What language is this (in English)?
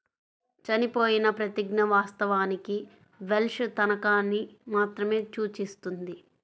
Telugu